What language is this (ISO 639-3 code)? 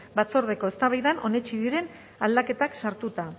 eus